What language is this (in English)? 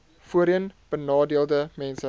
Afrikaans